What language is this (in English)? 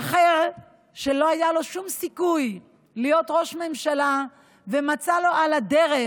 Hebrew